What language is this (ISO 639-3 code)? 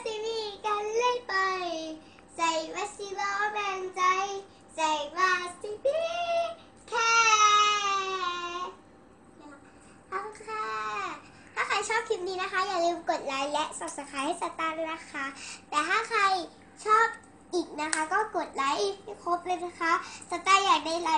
tha